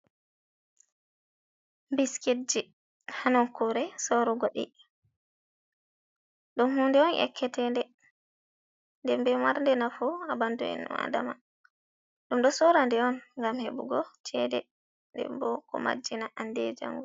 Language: Fula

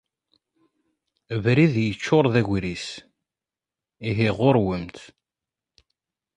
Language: Kabyle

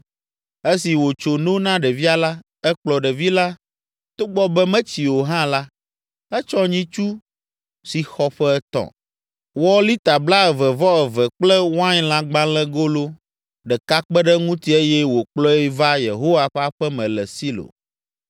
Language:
Ewe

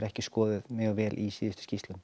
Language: Icelandic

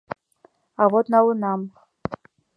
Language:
Mari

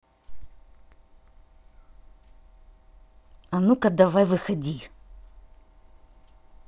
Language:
Russian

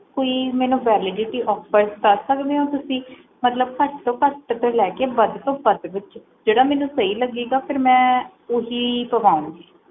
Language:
Punjabi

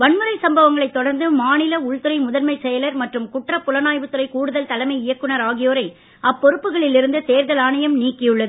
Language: Tamil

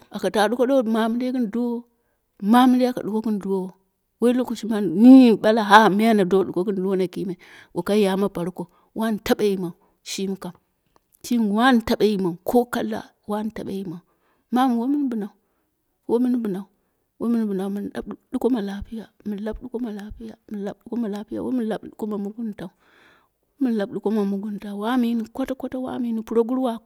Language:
Dera (Nigeria)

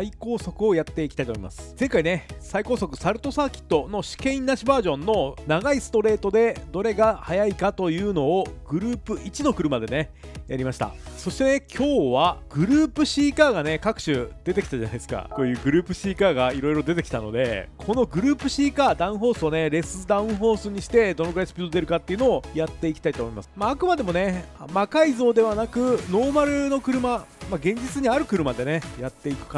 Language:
Japanese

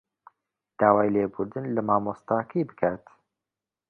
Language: Central Kurdish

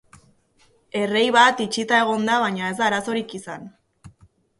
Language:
Basque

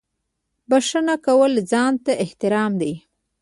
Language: Pashto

